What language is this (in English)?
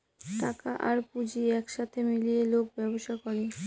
Bangla